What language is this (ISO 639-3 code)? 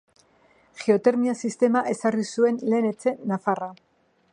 eus